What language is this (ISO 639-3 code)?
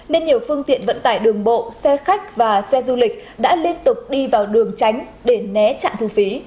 vie